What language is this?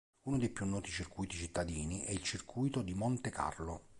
Italian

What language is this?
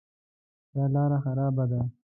Pashto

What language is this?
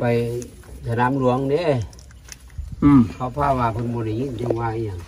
Thai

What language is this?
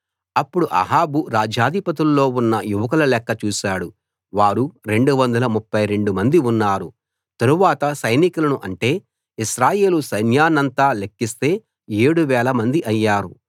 Telugu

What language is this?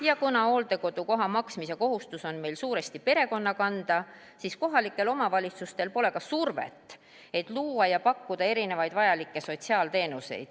Estonian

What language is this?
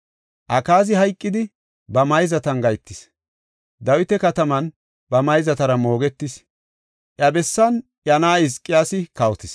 Gofa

